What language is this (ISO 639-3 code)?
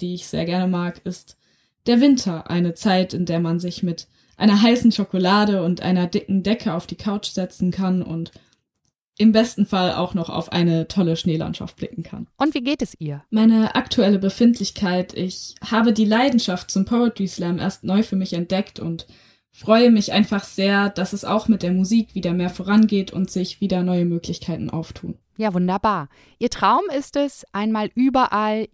deu